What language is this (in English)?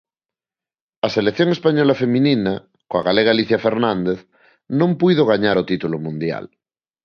Galician